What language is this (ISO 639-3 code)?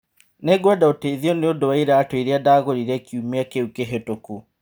kik